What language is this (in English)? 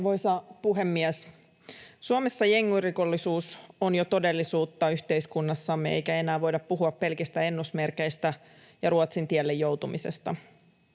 Finnish